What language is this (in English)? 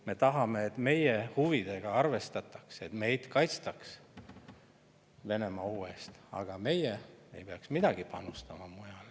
Estonian